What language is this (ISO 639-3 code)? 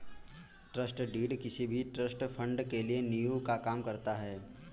hin